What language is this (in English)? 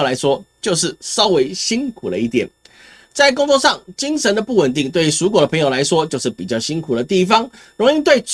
Chinese